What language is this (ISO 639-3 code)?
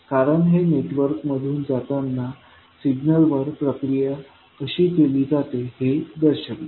mar